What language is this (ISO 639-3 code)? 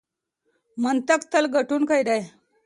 pus